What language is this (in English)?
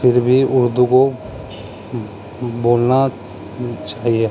Urdu